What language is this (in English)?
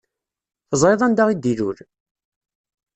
Kabyle